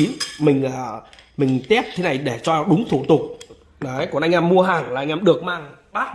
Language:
Vietnamese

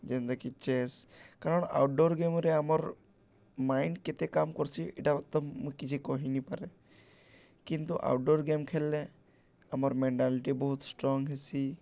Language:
Odia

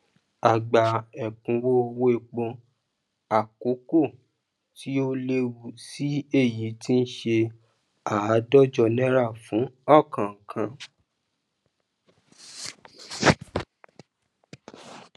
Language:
Yoruba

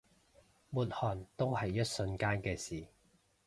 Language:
Cantonese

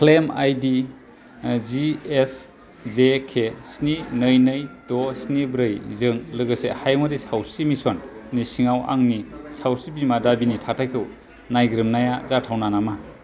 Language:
Bodo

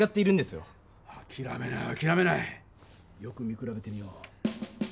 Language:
Japanese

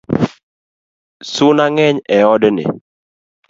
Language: Luo (Kenya and Tanzania)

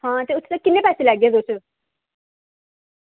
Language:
Dogri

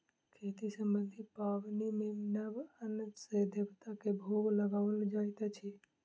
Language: Maithili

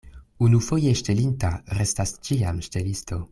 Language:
Esperanto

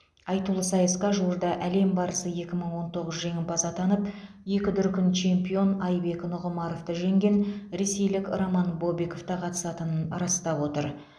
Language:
Kazakh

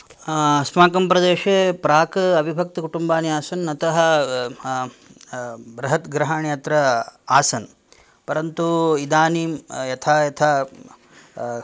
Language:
Sanskrit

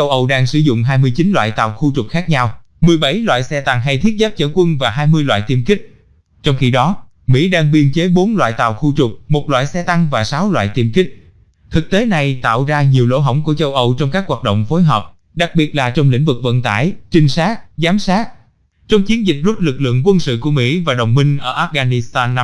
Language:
Vietnamese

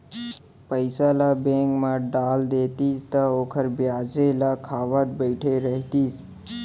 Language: Chhattisgarhi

